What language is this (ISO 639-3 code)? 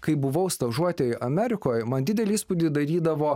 lit